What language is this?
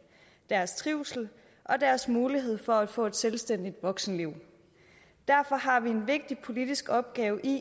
Danish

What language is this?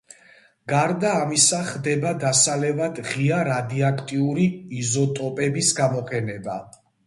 Georgian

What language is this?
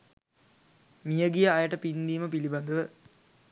Sinhala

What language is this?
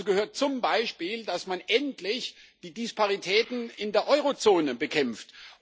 German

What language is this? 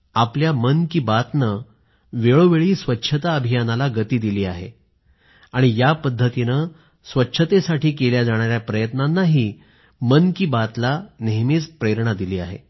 Marathi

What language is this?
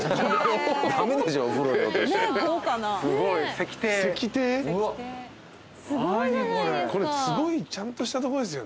Japanese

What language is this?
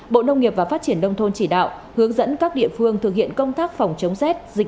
Vietnamese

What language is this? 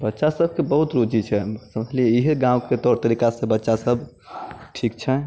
Maithili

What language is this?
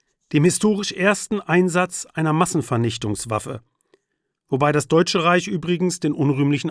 German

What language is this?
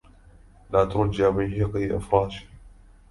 Arabic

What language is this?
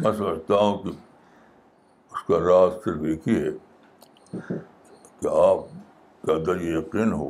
Urdu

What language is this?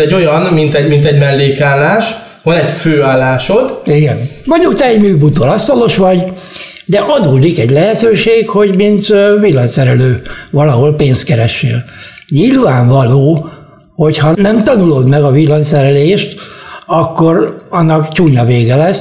Hungarian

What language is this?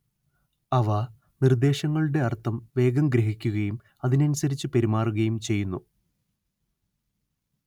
Malayalam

